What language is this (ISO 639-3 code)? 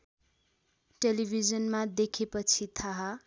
nep